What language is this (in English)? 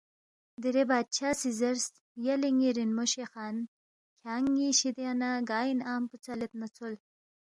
Balti